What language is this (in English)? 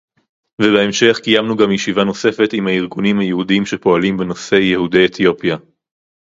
Hebrew